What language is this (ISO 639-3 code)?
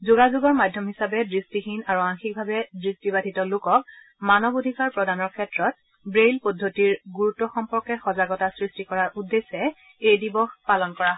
asm